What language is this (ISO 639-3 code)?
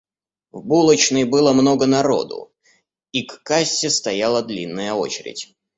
rus